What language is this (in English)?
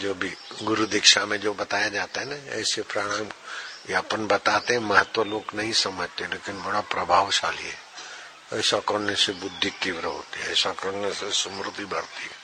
Hindi